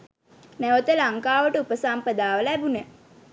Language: Sinhala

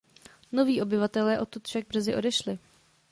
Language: Czech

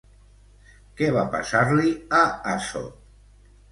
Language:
Catalan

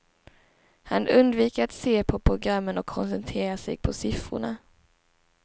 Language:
Swedish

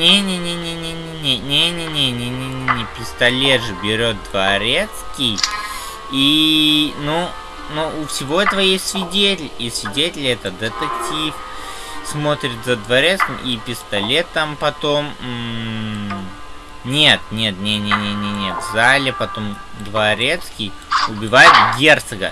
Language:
Russian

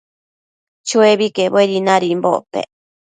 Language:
Matsés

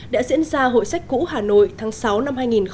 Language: Vietnamese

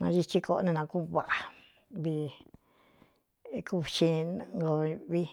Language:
Cuyamecalco Mixtec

